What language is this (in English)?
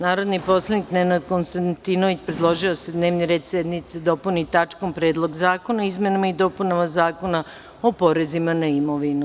Serbian